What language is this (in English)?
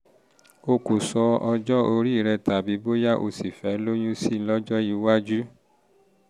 Yoruba